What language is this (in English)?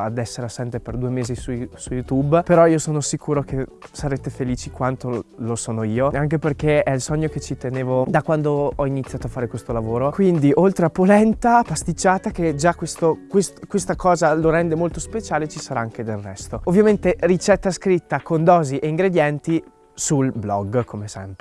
Italian